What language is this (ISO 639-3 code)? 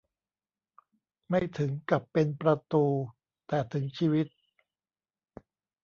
tha